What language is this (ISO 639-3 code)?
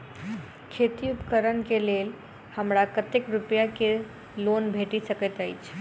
mai